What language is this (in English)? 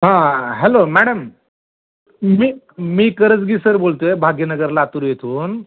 Marathi